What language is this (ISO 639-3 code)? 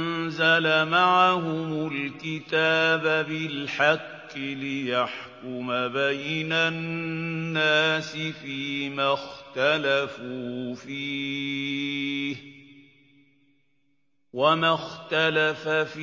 ara